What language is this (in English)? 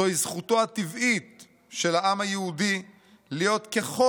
Hebrew